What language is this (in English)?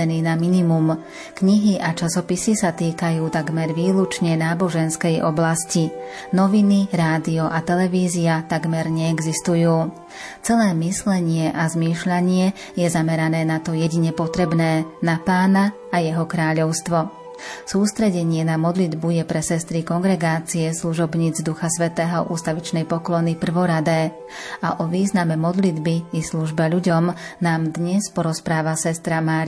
Slovak